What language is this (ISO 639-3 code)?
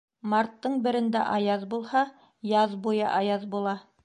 bak